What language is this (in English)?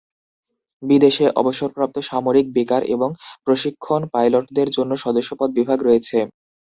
Bangla